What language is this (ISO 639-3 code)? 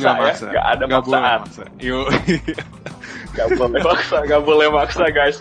ind